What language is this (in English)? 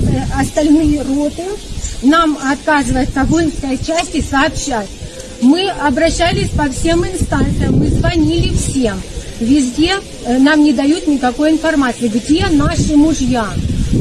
Russian